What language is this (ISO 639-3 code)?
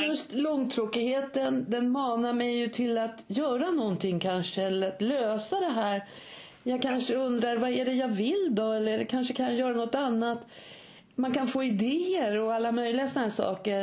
swe